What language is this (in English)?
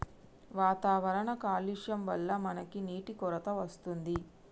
Telugu